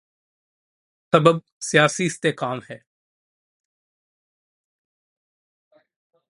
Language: Urdu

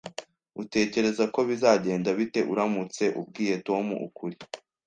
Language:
Kinyarwanda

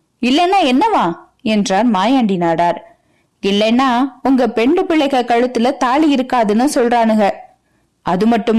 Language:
Tamil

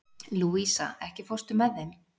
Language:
Icelandic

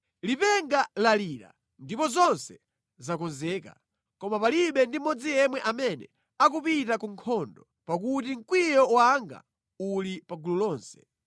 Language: Nyanja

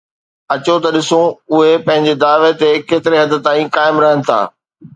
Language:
Sindhi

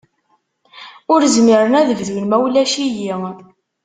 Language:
Kabyle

